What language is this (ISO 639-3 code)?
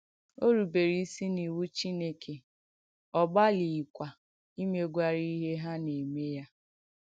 ibo